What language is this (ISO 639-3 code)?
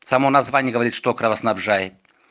rus